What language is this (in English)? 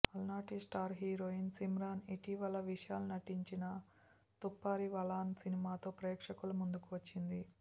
Telugu